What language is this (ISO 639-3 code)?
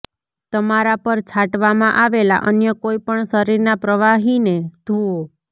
guj